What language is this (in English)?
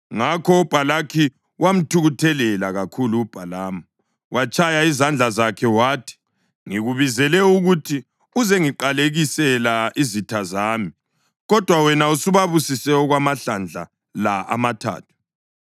North Ndebele